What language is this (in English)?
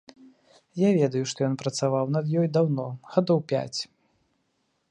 Belarusian